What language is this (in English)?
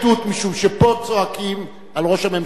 Hebrew